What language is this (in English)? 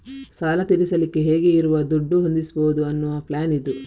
Kannada